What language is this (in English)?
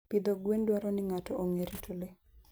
Luo (Kenya and Tanzania)